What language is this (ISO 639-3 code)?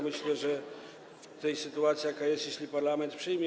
pol